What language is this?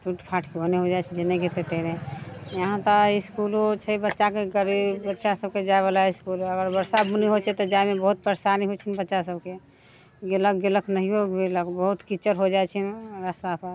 Maithili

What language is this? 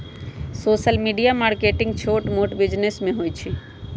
Magahi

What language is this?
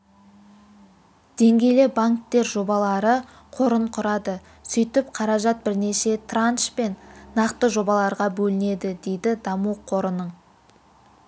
Kazakh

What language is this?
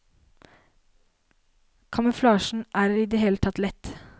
Norwegian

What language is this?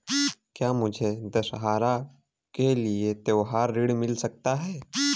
Hindi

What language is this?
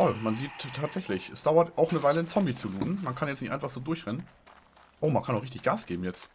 German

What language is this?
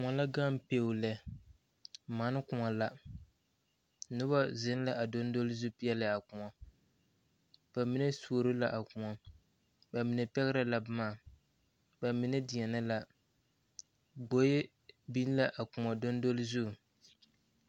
Southern Dagaare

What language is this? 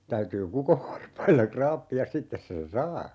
Finnish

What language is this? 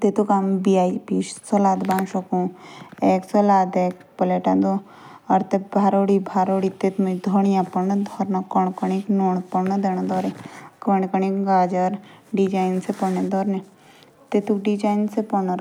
Jaunsari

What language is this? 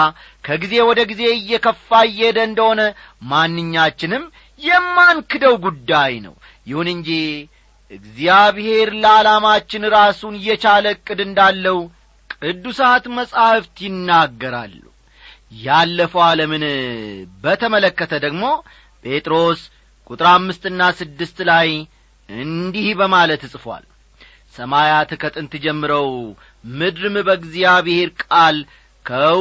Amharic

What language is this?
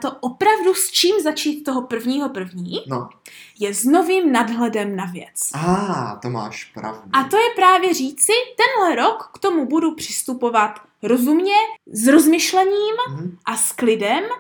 Czech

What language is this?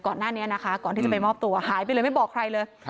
Thai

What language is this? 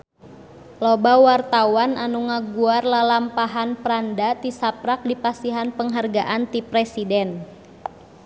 Sundanese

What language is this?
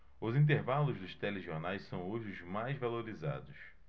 Portuguese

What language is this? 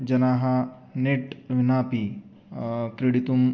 Sanskrit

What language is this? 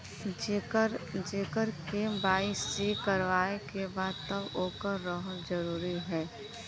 Bhojpuri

